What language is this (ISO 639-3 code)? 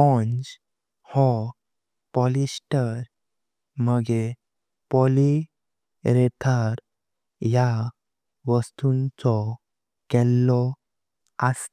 kok